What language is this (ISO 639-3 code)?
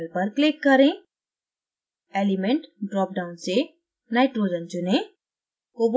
hin